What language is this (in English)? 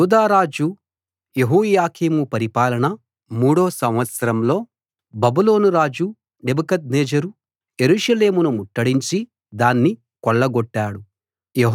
Telugu